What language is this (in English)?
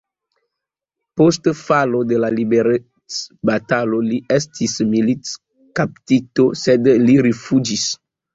Esperanto